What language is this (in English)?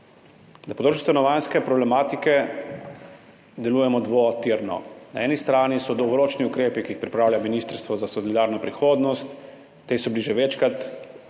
Slovenian